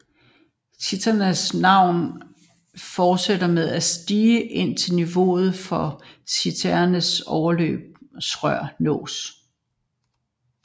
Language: Danish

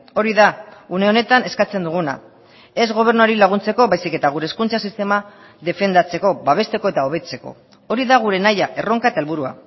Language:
Basque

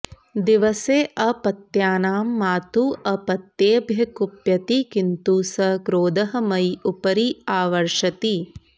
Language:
Sanskrit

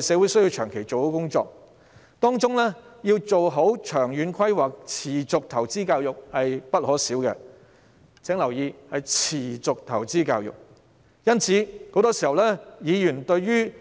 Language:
Cantonese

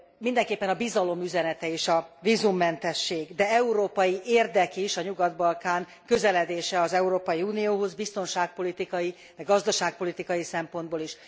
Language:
Hungarian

